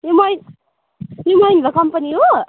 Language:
Nepali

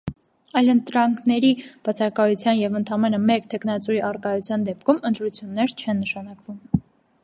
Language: Armenian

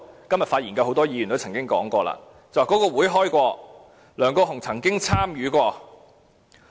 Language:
Cantonese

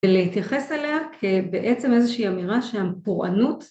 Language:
Hebrew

